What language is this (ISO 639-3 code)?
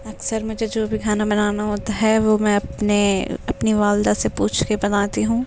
urd